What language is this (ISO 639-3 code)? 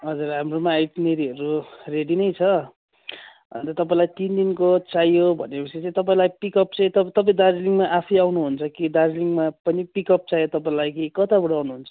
nep